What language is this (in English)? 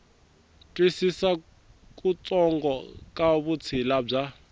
Tsonga